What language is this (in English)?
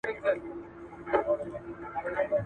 Pashto